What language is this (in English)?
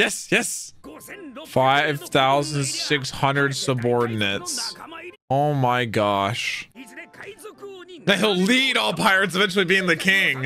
English